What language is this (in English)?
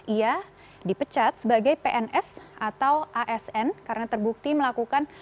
Indonesian